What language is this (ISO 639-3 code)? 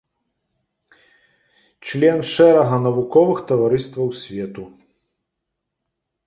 bel